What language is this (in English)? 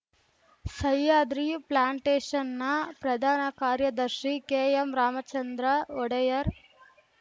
Kannada